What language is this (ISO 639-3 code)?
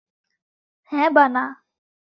ben